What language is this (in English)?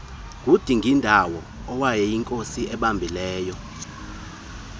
Xhosa